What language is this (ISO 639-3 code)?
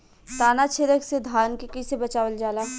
bho